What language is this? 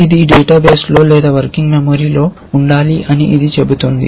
Telugu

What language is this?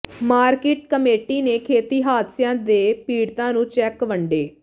Punjabi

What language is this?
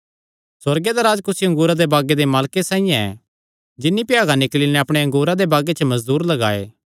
Kangri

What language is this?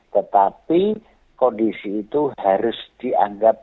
Indonesian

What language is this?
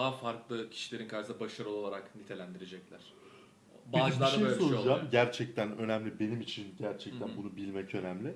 Turkish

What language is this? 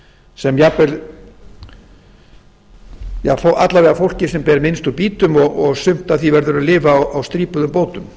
Icelandic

